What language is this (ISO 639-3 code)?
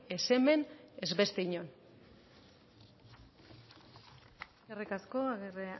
eus